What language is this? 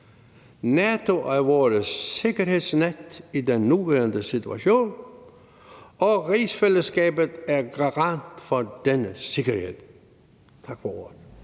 Danish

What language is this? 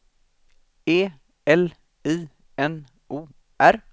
Swedish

